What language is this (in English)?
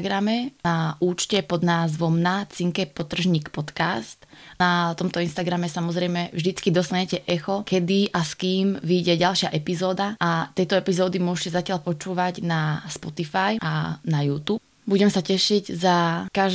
Slovak